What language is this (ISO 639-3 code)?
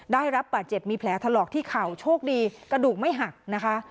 tha